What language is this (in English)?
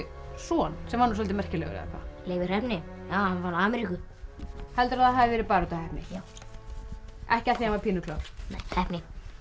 Icelandic